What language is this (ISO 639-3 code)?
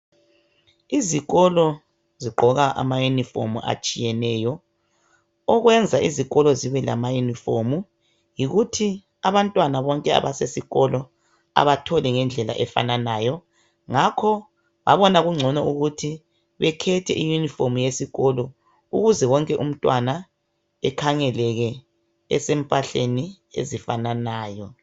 nde